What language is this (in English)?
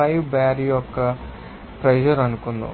Telugu